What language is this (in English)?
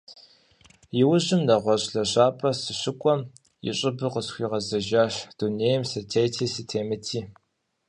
Kabardian